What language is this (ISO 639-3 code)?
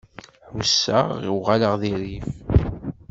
kab